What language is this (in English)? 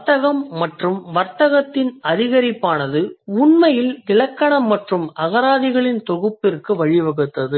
Tamil